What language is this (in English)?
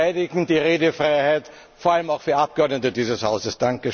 German